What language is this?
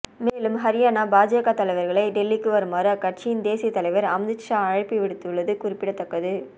Tamil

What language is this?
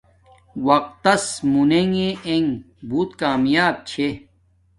Domaaki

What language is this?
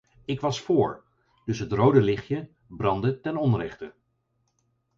Dutch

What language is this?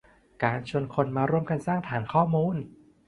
Thai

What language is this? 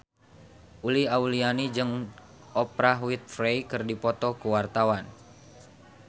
Sundanese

